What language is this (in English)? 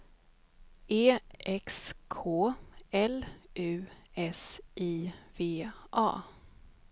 Swedish